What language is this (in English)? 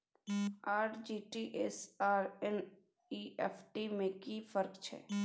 Maithili